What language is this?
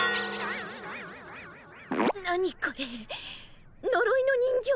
Japanese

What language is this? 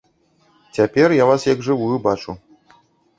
Belarusian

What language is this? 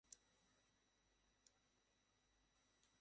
Bangla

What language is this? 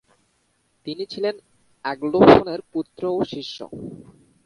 Bangla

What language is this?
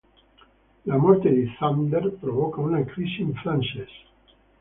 Italian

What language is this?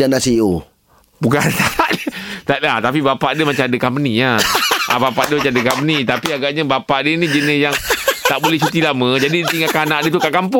Malay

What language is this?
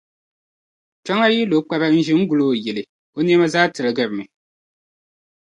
Dagbani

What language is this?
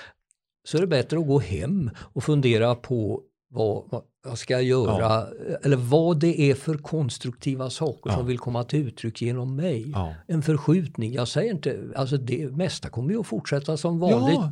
Swedish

